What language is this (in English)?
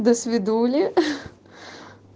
Russian